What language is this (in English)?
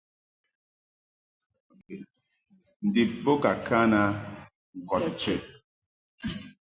Mungaka